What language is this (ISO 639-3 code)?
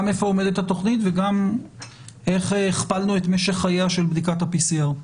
heb